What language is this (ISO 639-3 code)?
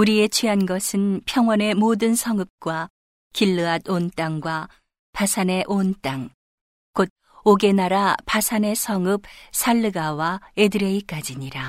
kor